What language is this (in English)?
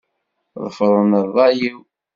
Kabyle